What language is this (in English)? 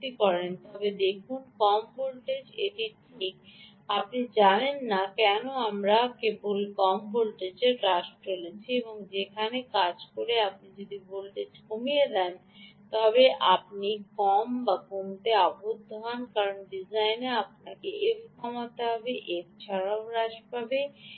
Bangla